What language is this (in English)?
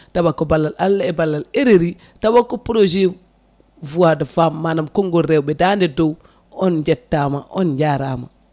Fula